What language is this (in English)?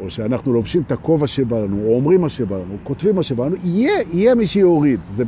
Hebrew